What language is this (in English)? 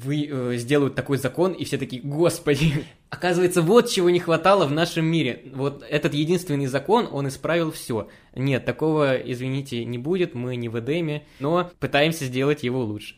Russian